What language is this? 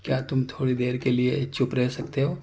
Urdu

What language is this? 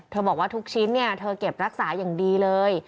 Thai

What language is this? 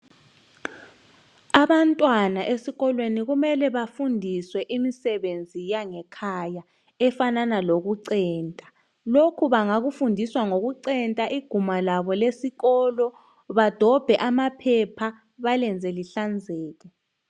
North Ndebele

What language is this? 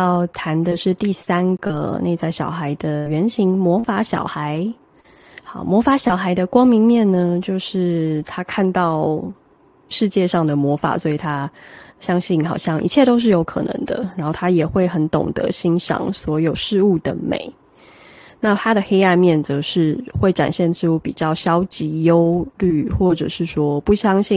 Chinese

